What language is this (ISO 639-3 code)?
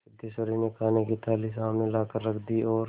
hin